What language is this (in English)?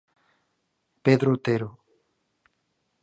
Galician